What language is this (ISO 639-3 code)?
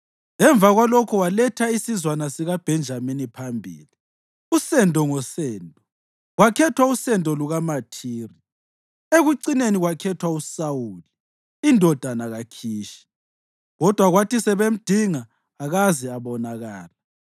nde